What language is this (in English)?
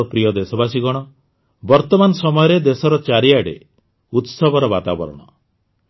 Odia